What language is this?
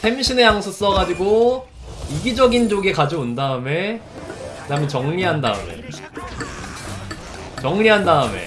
Korean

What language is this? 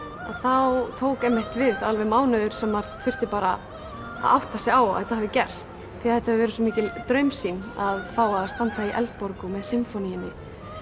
Icelandic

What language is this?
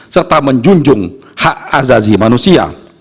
Indonesian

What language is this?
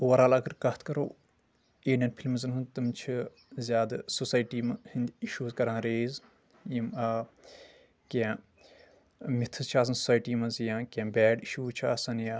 Kashmiri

